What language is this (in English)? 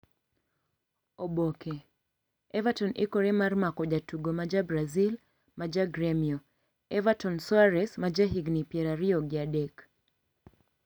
Luo (Kenya and Tanzania)